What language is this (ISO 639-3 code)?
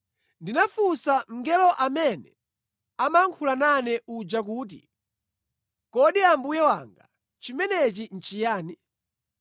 nya